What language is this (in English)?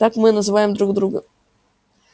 Russian